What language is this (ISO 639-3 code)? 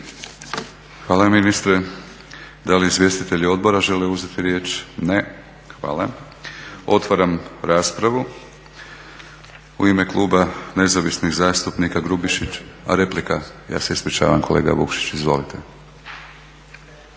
hrv